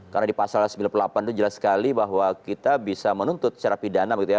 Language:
Indonesian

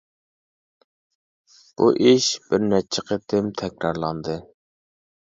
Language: Uyghur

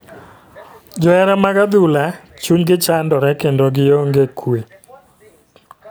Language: Luo (Kenya and Tanzania)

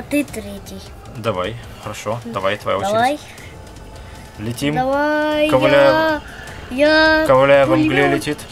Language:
Russian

